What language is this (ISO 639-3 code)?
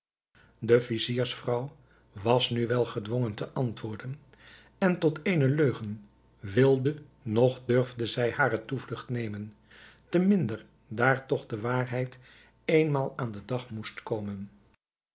nld